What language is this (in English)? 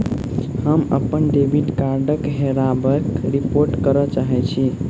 Maithili